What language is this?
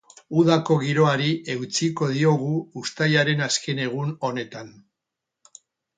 Basque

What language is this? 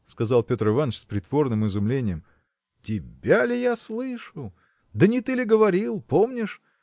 Russian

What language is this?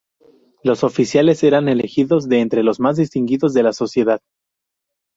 Spanish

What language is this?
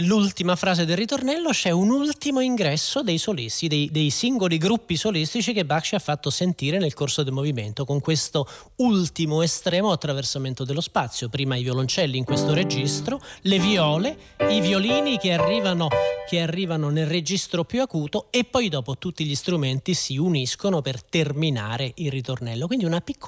Italian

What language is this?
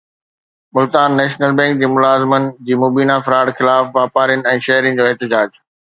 Sindhi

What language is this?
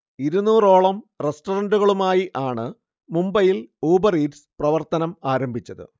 Malayalam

